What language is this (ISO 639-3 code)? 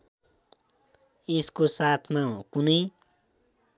nep